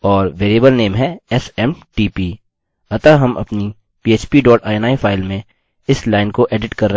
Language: Hindi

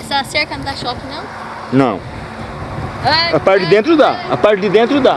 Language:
Portuguese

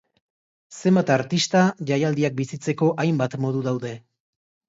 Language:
Basque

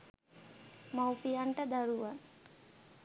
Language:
Sinhala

